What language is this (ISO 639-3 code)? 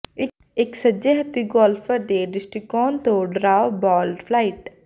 pan